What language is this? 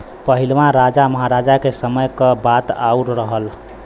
Bhojpuri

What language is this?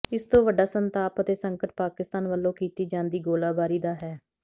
Punjabi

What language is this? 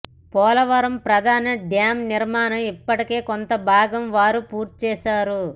Telugu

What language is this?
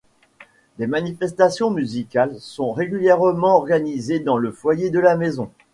French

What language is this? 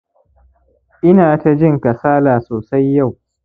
Hausa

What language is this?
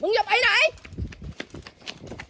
Thai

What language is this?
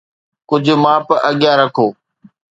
Sindhi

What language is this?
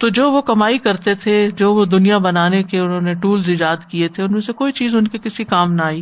Urdu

